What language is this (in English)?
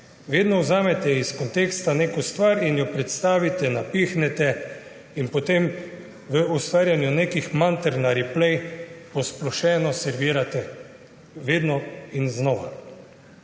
Slovenian